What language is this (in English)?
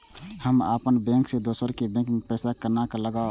Maithili